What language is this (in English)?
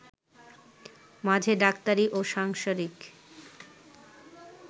Bangla